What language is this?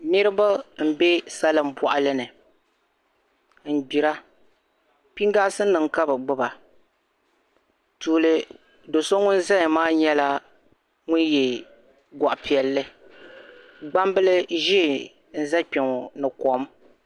Dagbani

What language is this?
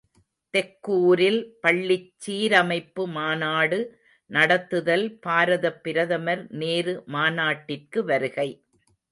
Tamil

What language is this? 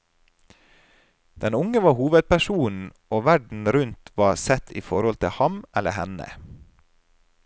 Norwegian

